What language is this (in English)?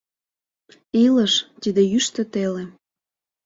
Mari